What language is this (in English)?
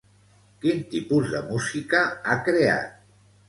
Catalan